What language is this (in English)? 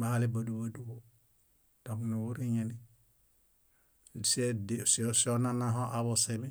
Bayot